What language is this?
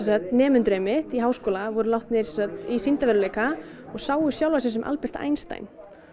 Icelandic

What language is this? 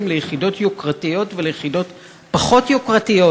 Hebrew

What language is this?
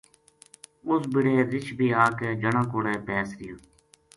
Gujari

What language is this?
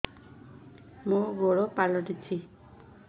Odia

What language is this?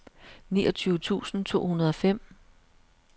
Danish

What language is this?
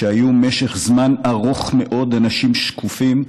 Hebrew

